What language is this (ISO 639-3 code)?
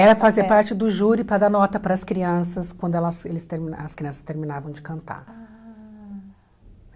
por